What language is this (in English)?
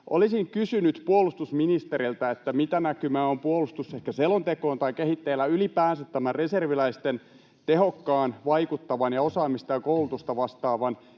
Finnish